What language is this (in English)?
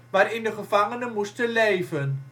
Dutch